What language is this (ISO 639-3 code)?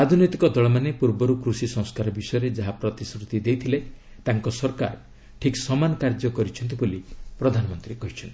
ori